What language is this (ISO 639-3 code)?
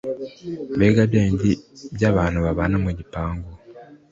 kin